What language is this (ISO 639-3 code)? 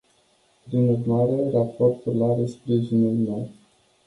ron